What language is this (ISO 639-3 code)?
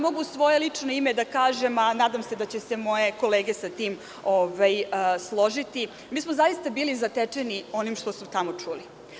srp